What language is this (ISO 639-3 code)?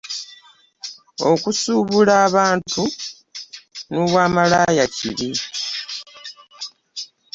lug